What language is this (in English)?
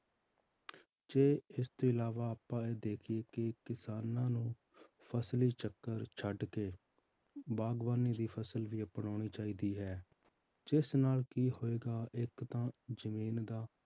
Punjabi